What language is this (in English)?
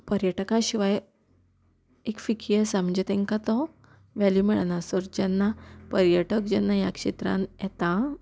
Konkani